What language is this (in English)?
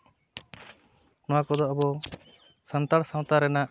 Santali